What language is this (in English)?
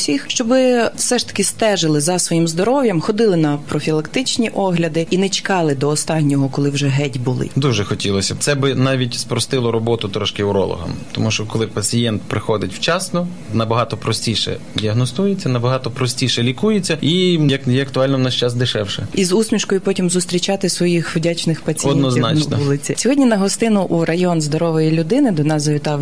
Ukrainian